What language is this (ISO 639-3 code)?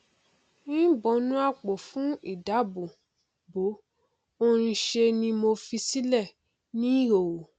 yor